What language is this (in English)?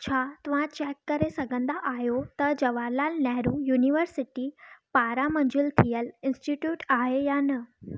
Sindhi